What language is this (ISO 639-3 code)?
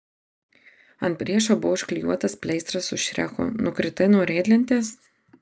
lit